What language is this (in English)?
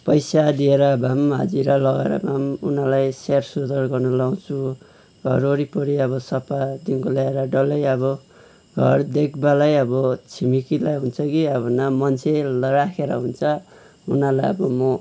Nepali